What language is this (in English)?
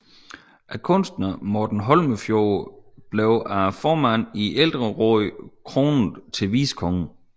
Danish